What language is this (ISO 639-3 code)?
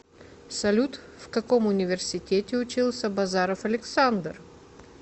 rus